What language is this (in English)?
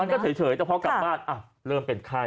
Thai